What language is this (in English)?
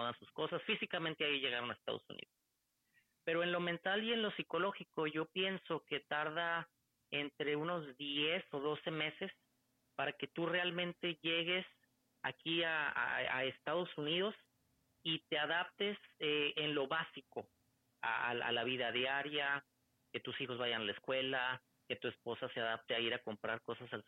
Spanish